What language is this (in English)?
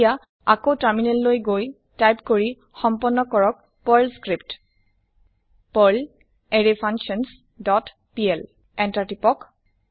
Assamese